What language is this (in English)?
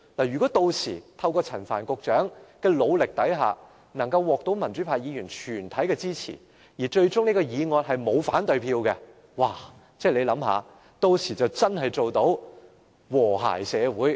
Cantonese